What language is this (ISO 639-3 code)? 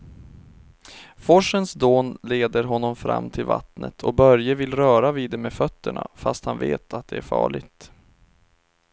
swe